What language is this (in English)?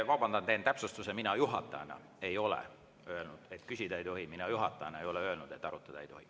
Estonian